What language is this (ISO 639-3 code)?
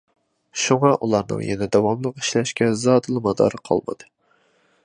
uig